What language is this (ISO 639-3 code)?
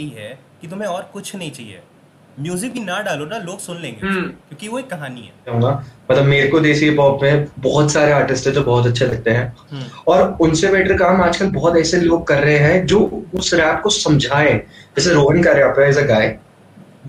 hin